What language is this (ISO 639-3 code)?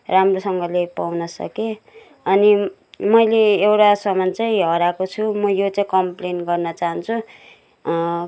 nep